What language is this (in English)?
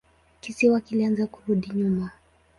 Swahili